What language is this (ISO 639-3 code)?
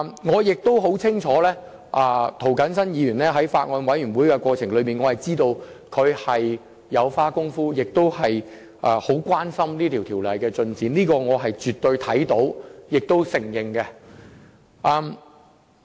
yue